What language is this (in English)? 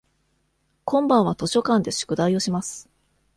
Japanese